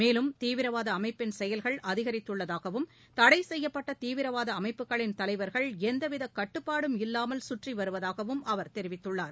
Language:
Tamil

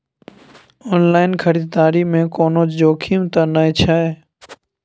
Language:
Maithili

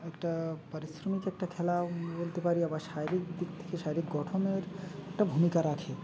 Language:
Bangla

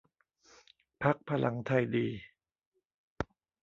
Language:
Thai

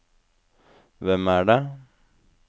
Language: Norwegian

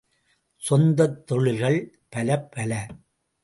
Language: Tamil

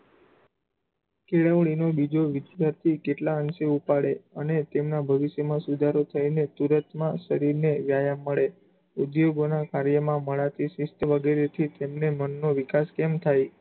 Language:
Gujarati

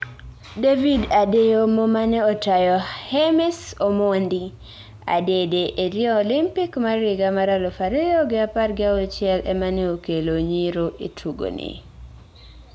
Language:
Luo (Kenya and Tanzania)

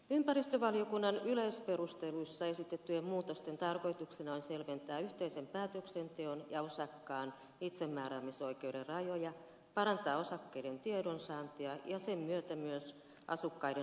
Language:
Finnish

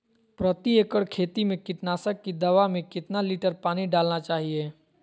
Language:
Magahi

